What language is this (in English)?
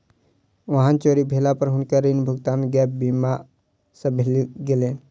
Maithili